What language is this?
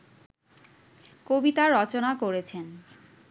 Bangla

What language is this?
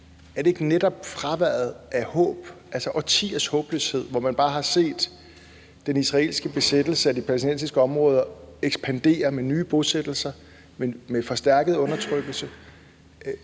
Danish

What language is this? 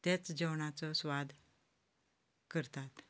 Konkani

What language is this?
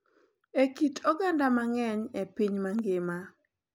Luo (Kenya and Tanzania)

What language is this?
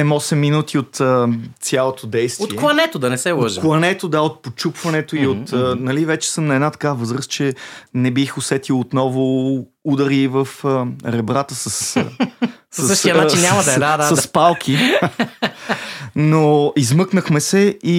Bulgarian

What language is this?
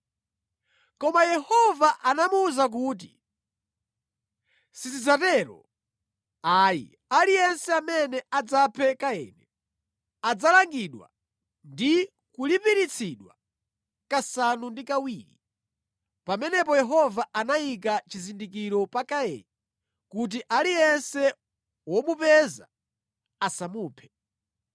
Nyanja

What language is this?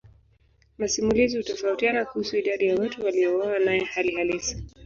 Swahili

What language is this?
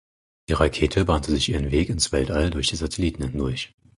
German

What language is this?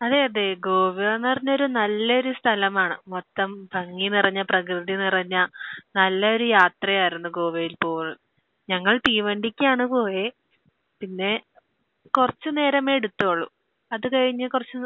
Malayalam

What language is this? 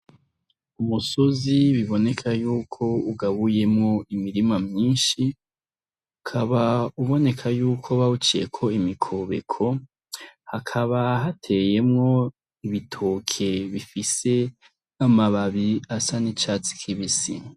Rundi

